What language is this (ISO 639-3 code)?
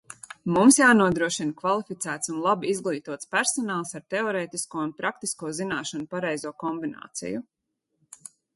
lav